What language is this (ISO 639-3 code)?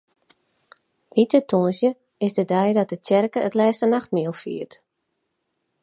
fry